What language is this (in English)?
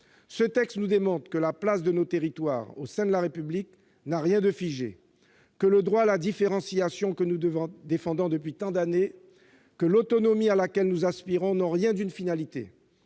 French